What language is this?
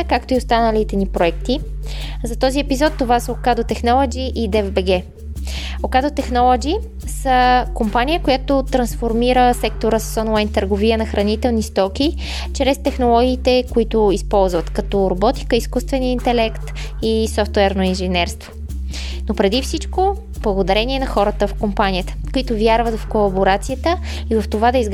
Bulgarian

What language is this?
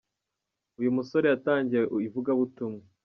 Kinyarwanda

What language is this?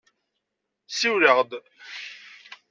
Kabyle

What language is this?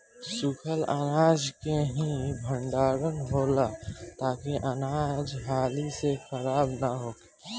Bhojpuri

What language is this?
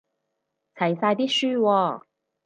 Cantonese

